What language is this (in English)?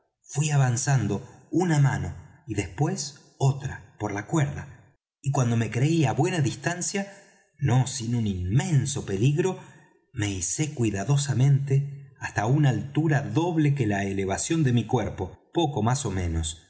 Spanish